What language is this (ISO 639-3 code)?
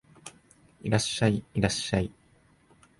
jpn